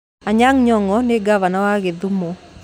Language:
Kikuyu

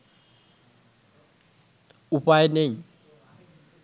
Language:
Bangla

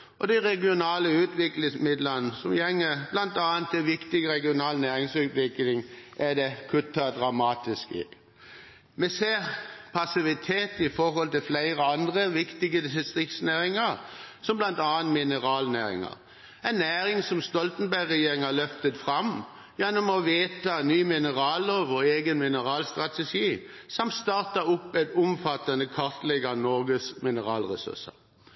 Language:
Norwegian Bokmål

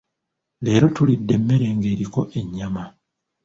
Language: Ganda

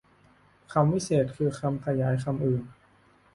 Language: Thai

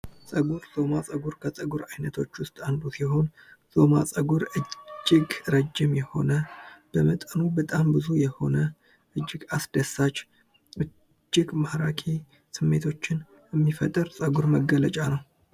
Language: Amharic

